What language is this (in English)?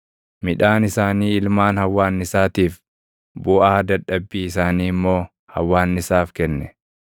Oromo